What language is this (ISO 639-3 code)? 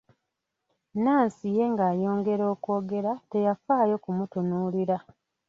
lug